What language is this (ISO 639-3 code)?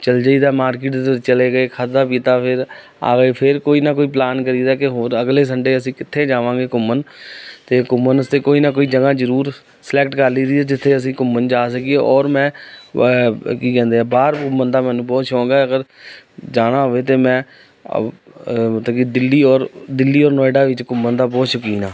pan